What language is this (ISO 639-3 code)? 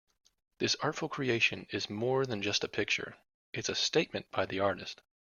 eng